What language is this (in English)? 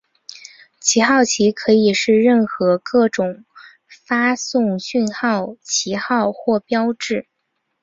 Chinese